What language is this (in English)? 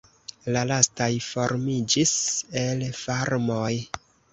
Esperanto